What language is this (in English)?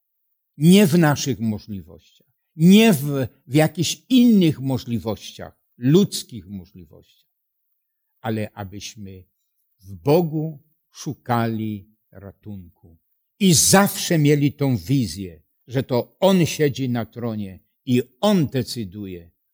Polish